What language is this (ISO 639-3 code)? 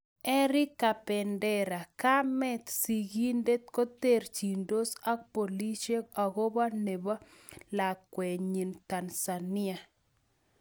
kln